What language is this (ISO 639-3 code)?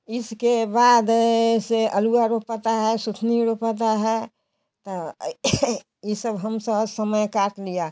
hin